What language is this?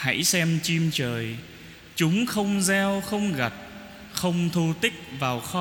Vietnamese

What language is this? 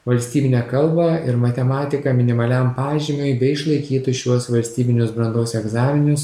Lithuanian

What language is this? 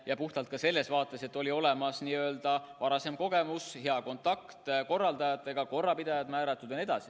Estonian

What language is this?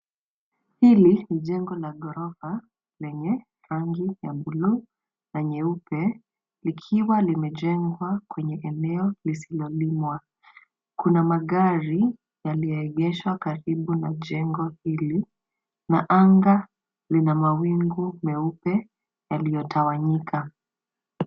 Swahili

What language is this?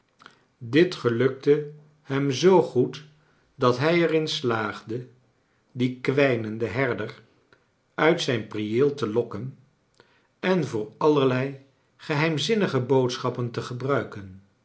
Dutch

